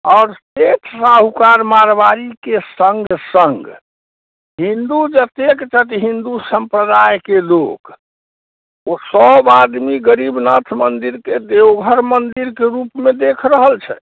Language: Maithili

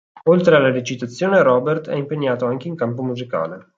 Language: Italian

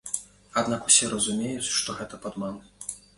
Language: Belarusian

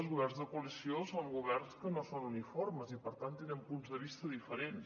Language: Catalan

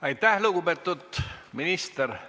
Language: Estonian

